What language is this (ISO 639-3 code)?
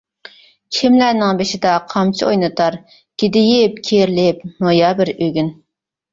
uig